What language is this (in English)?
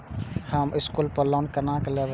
Maithili